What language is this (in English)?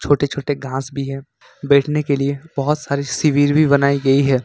Hindi